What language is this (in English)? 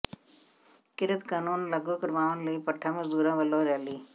Punjabi